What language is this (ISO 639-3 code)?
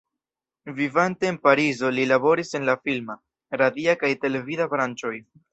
epo